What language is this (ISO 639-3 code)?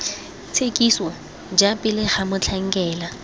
tsn